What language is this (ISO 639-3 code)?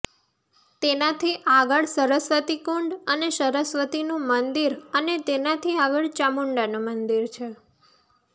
guj